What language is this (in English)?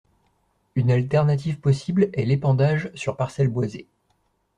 French